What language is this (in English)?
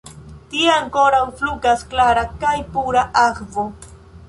Esperanto